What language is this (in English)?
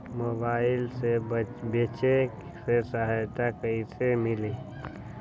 Magahi